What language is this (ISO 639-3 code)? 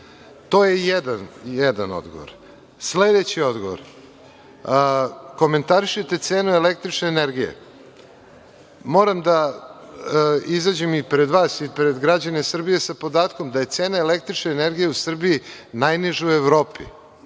srp